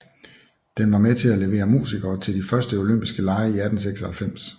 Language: Danish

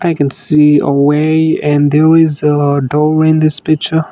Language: English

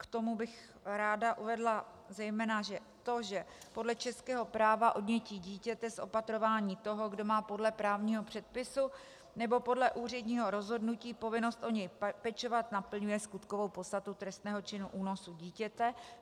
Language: Czech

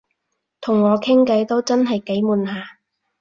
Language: Cantonese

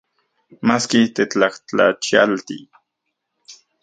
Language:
Central Puebla Nahuatl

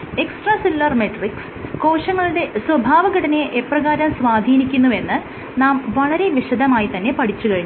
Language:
Malayalam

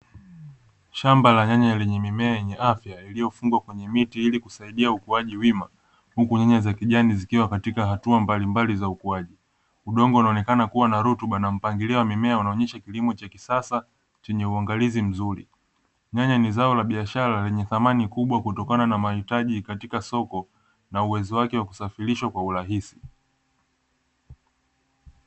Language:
Swahili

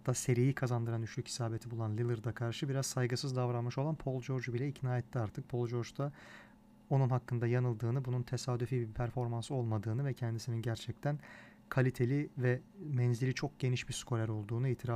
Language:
Turkish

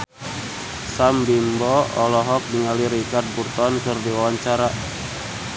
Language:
Sundanese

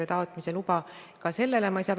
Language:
Estonian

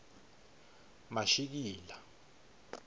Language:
Swati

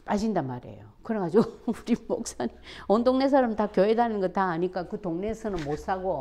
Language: Korean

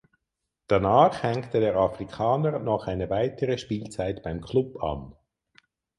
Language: German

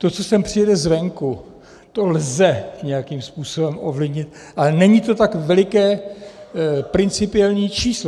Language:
Czech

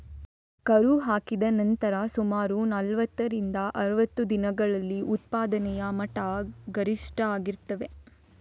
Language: Kannada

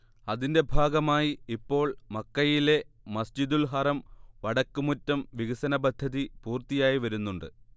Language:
Malayalam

